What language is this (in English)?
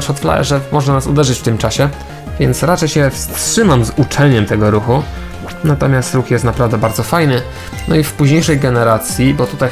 Polish